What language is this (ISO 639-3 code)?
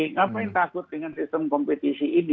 ind